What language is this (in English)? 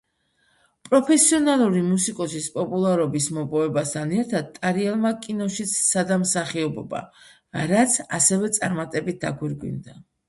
Georgian